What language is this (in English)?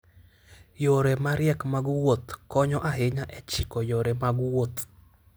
Luo (Kenya and Tanzania)